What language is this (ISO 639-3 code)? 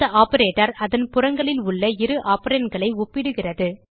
tam